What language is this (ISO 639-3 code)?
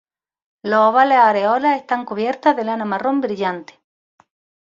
spa